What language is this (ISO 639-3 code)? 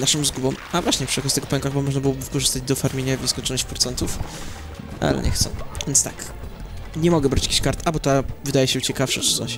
pol